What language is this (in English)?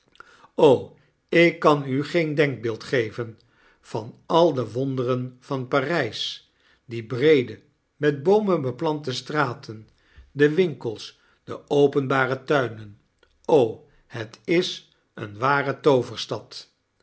Dutch